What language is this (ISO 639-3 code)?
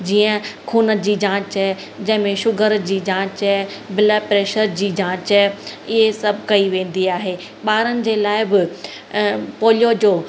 snd